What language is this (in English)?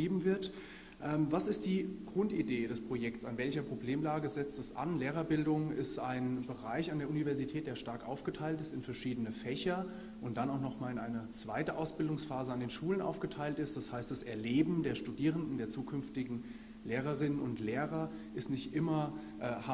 German